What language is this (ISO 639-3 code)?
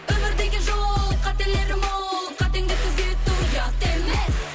kaz